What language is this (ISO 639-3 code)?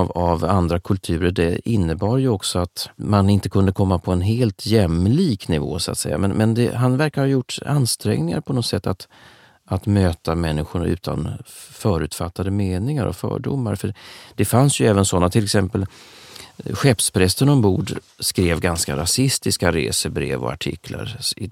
swe